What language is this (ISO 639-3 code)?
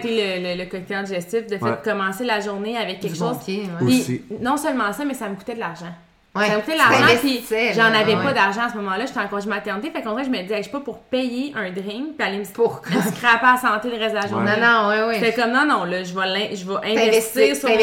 fra